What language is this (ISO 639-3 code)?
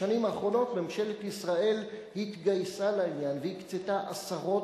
heb